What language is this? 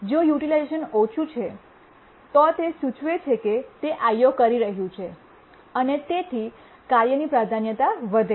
Gujarati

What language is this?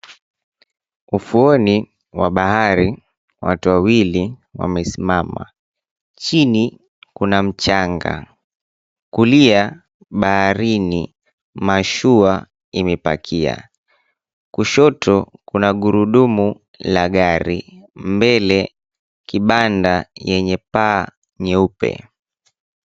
Swahili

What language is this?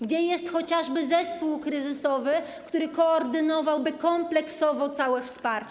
Polish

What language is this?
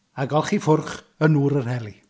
Welsh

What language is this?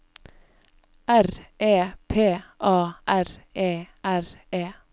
Norwegian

